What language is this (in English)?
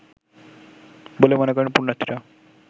Bangla